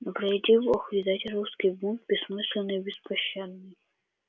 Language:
Russian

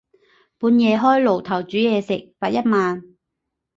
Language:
Cantonese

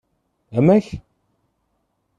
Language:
Kabyle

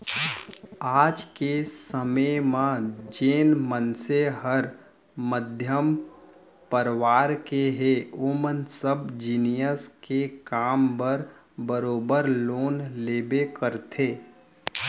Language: Chhattisgarhi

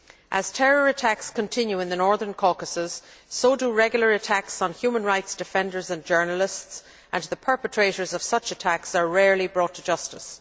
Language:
English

